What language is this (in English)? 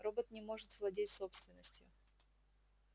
Russian